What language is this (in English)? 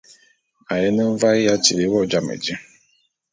Bulu